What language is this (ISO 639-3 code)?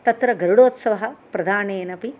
san